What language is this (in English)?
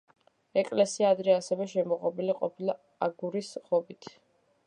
Georgian